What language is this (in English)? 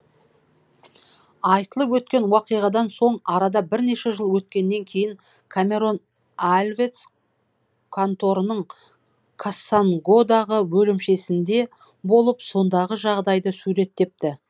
Kazakh